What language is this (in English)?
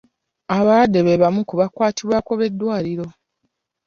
Ganda